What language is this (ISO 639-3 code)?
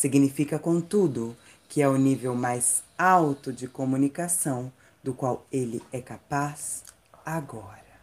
por